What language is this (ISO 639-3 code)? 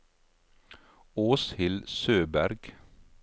nor